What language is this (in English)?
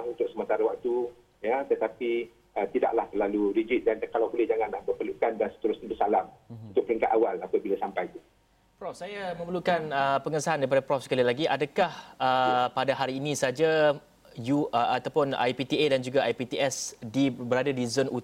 Malay